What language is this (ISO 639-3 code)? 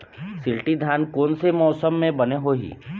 hne